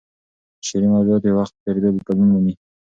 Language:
Pashto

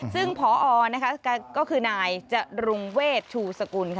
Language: Thai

